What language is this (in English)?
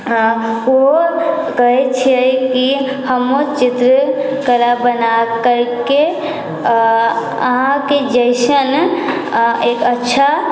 Maithili